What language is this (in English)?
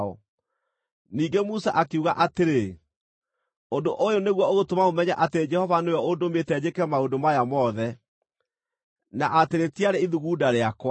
Kikuyu